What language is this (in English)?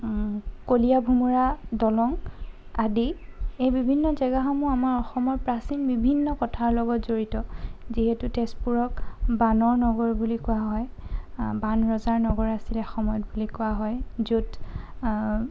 Assamese